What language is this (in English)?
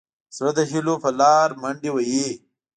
Pashto